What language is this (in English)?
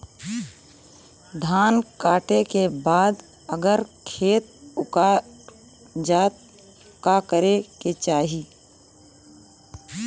Bhojpuri